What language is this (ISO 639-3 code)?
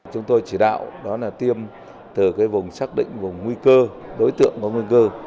vie